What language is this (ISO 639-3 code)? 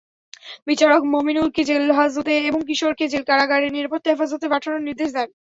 ben